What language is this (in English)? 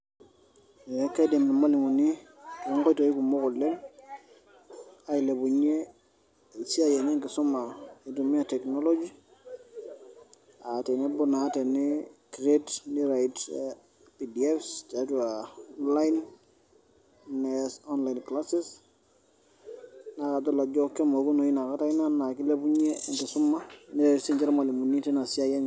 Masai